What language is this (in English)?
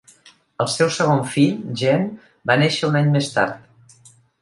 Catalan